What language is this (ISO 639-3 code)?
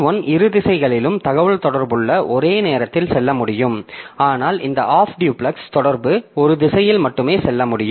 tam